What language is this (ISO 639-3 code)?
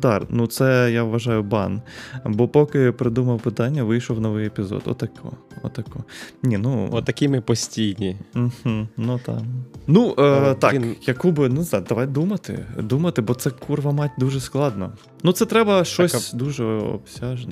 ukr